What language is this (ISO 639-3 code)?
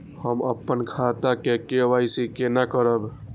mai